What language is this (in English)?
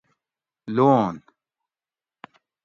Gawri